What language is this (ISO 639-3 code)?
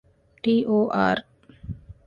div